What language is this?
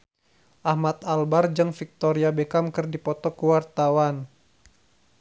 Sundanese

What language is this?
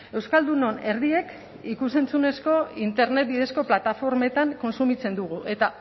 Basque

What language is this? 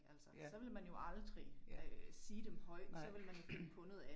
Danish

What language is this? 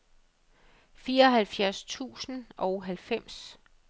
Danish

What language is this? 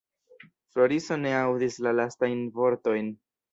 Esperanto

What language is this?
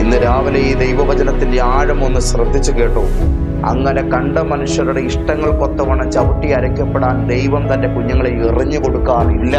Malayalam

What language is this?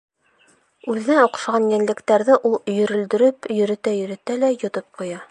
Bashkir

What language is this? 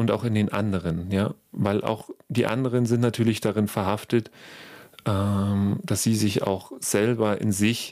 German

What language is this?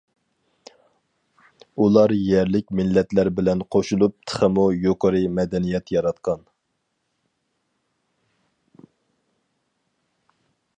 Uyghur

